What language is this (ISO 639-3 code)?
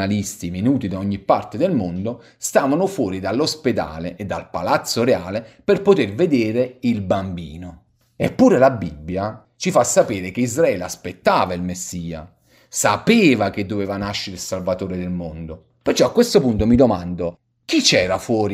ita